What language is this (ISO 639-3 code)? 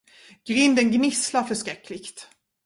swe